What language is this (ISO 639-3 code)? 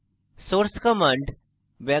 ben